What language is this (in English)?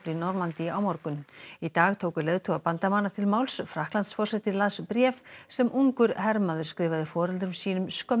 Icelandic